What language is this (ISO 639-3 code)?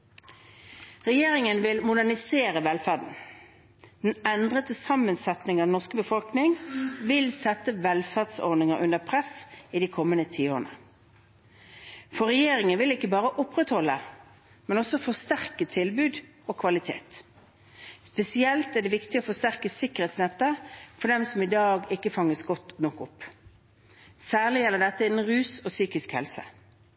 nob